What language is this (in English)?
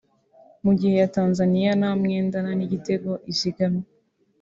Kinyarwanda